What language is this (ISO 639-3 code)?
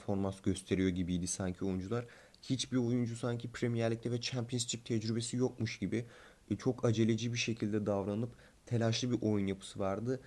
tur